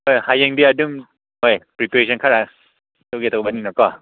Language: Manipuri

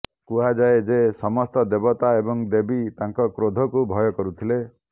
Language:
Odia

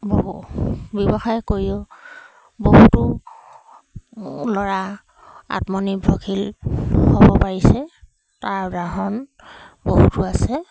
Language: Assamese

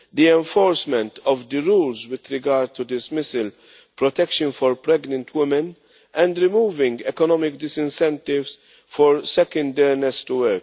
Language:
English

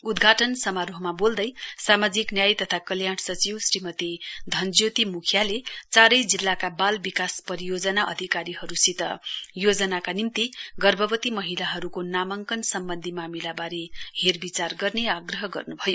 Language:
Nepali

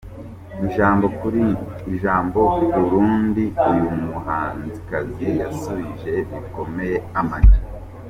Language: Kinyarwanda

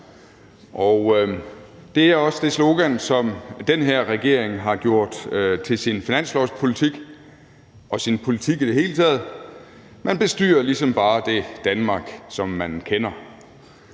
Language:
Danish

